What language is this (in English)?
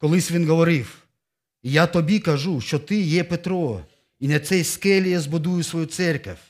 Ukrainian